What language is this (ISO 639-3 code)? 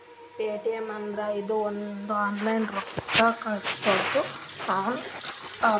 kan